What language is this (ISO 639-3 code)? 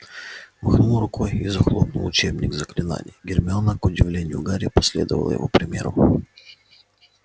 rus